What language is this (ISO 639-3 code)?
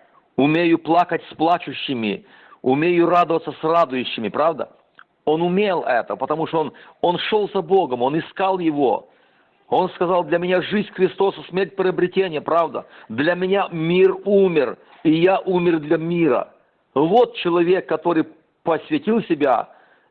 rus